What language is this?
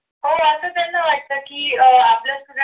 Marathi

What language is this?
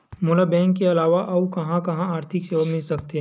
Chhattisgarhi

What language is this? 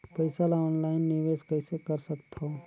Chhattisgarhi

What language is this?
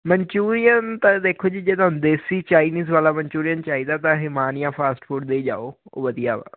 Punjabi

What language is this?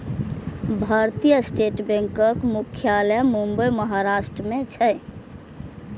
Maithili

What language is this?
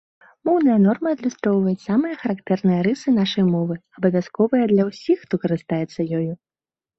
Belarusian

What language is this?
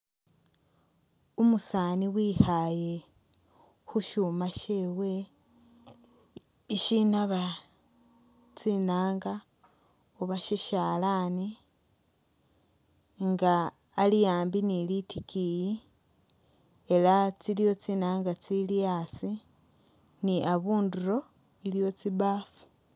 Masaaba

